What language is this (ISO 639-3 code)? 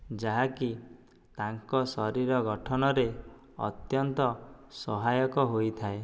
ori